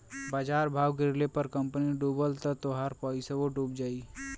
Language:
Bhojpuri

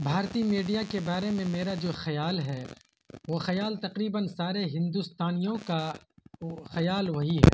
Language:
Urdu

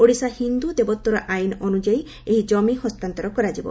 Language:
Odia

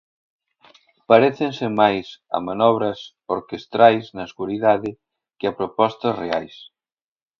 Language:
Galician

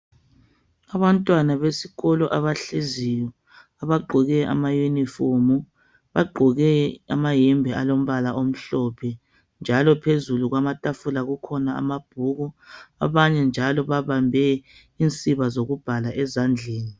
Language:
North Ndebele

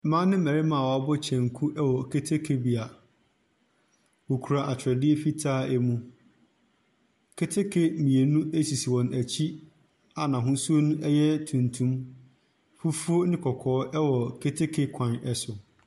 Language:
Akan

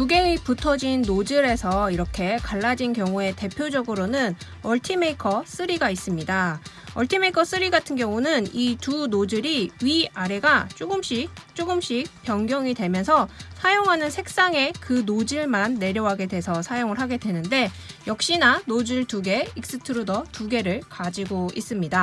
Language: Korean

